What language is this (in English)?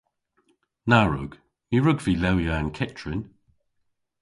Cornish